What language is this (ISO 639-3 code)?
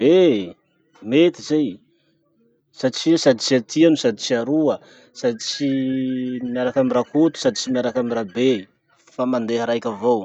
msh